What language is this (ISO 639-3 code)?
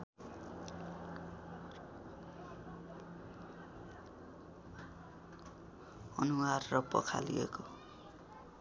nep